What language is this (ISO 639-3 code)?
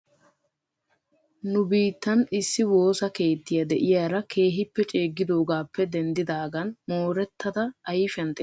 wal